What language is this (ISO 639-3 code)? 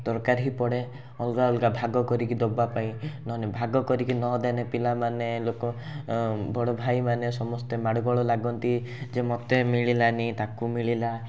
ori